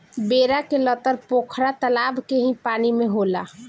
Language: Bhojpuri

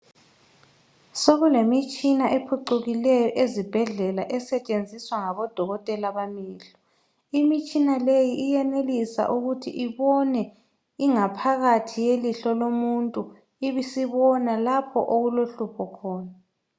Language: North Ndebele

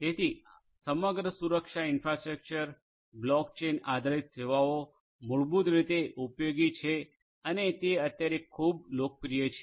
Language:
Gujarati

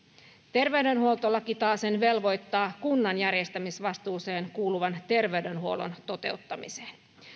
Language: Finnish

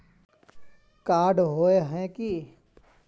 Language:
Magahi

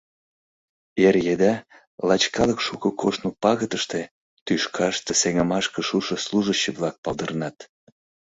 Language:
Mari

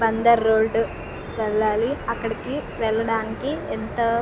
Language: Telugu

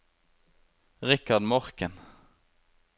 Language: Norwegian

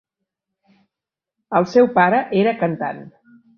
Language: Catalan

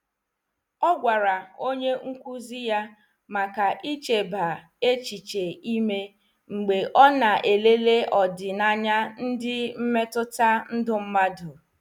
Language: Igbo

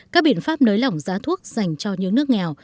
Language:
Vietnamese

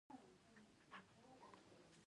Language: Pashto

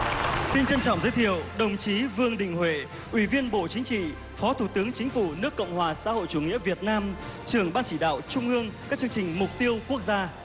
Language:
Vietnamese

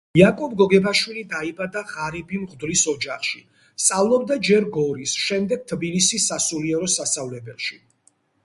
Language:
Georgian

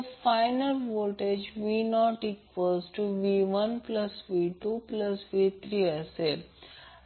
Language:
Marathi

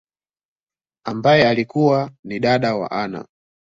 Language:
Swahili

